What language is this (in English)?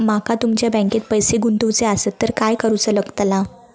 Marathi